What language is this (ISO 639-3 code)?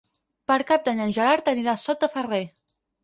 cat